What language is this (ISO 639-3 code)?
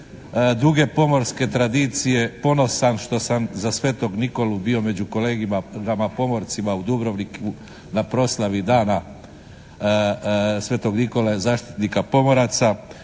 hrv